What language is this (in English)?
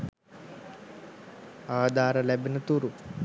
Sinhala